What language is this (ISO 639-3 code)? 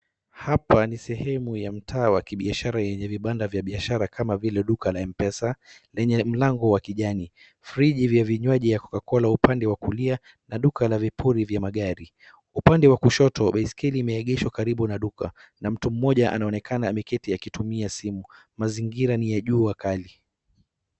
swa